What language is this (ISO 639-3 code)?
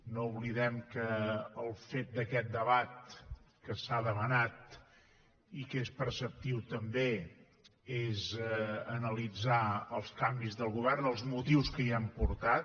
cat